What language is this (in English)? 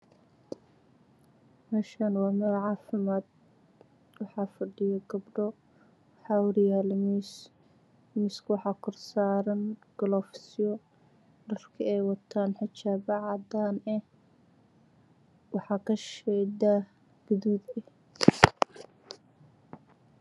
Somali